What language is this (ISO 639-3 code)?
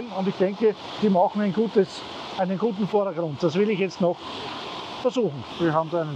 deu